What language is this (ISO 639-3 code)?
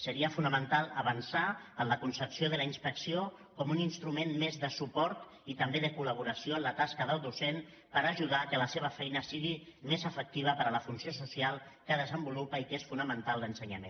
cat